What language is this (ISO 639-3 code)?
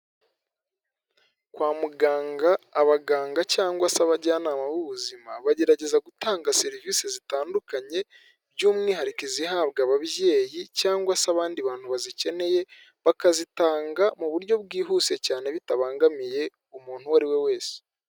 kin